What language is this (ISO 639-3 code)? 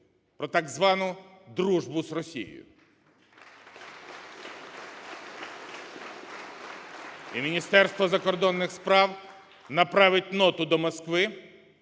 ukr